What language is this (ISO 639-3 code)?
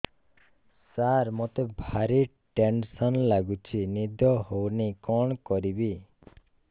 ori